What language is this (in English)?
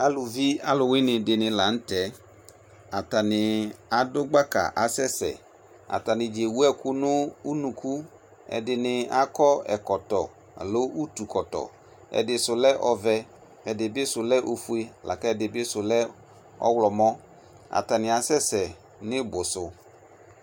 Ikposo